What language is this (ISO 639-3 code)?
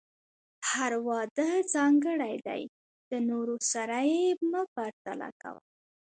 pus